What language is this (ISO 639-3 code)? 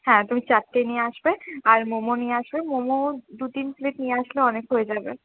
ben